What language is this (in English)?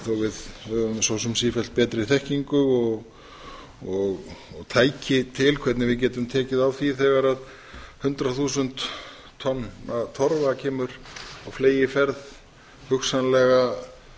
Icelandic